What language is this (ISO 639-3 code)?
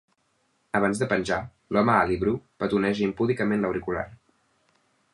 cat